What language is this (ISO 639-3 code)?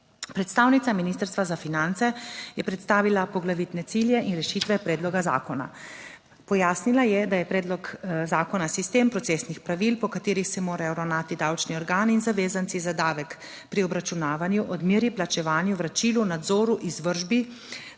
slv